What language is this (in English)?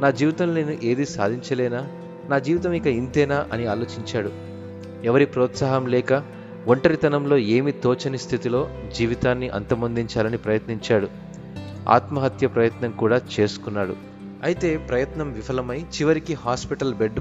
Telugu